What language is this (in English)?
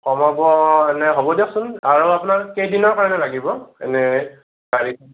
Assamese